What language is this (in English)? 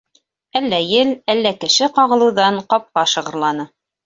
Bashkir